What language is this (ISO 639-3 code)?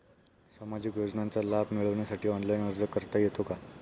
mar